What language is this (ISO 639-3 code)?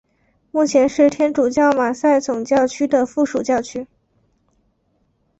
zho